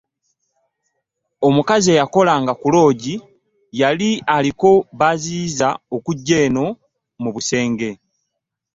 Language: Ganda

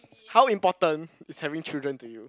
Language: English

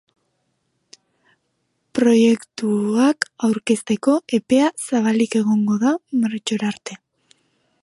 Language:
Basque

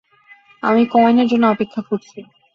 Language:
Bangla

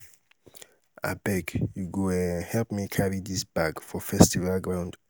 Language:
Nigerian Pidgin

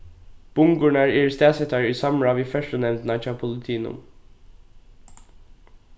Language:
Faroese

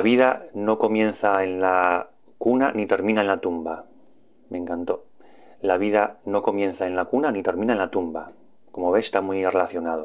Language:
Spanish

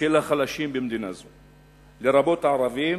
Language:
Hebrew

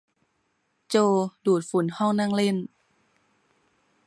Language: Thai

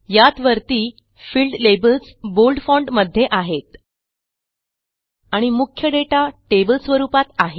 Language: Marathi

